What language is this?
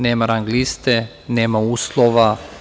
Serbian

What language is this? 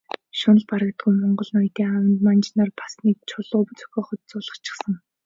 Mongolian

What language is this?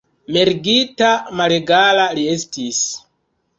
Esperanto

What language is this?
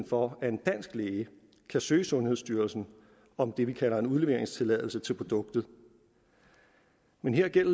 Danish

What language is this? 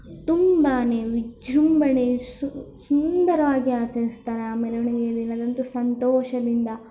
Kannada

